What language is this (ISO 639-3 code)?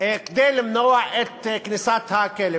heb